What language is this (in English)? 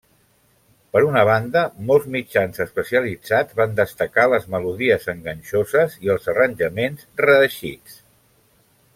Catalan